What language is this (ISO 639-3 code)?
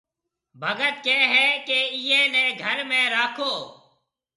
mve